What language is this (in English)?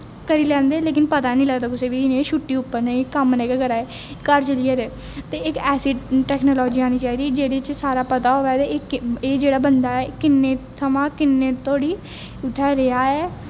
Dogri